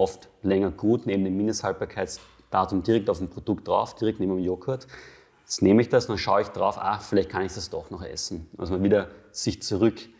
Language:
German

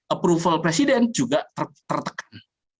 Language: Indonesian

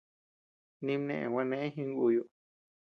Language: Tepeuxila Cuicatec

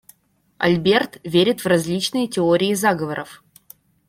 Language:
Russian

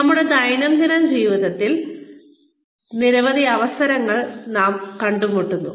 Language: Malayalam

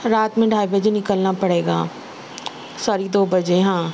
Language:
Urdu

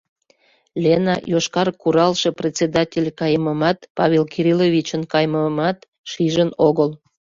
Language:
Mari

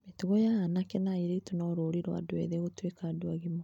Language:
Kikuyu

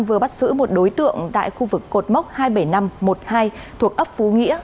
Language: Vietnamese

